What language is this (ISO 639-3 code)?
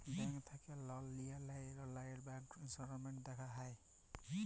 ben